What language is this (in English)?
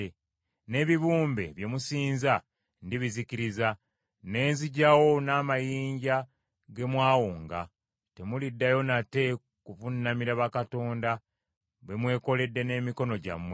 Ganda